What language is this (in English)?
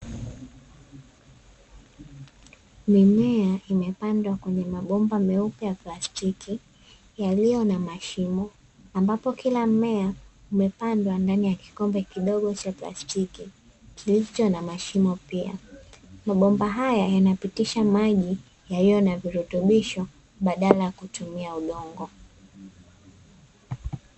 Swahili